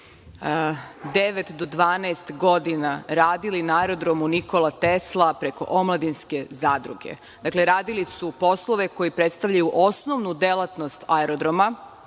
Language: Serbian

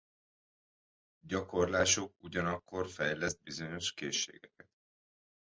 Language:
Hungarian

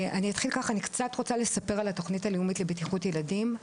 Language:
Hebrew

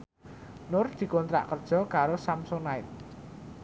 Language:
Javanese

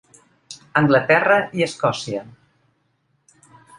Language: Catalan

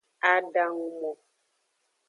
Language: Aja (Benin)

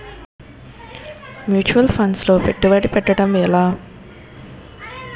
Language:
Telugu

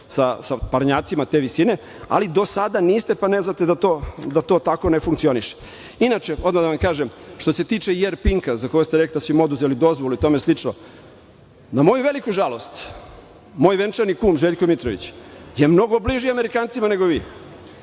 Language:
Serbian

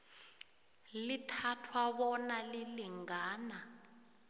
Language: South Ndebele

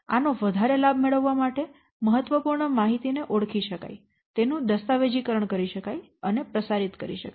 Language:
Gujarati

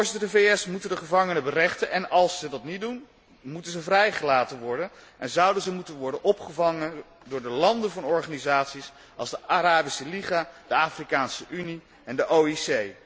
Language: Dutch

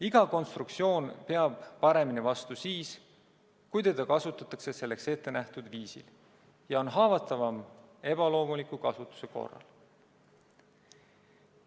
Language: Estonian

